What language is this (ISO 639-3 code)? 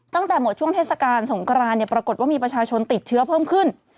tha